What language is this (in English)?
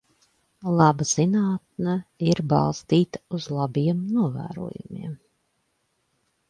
Latvian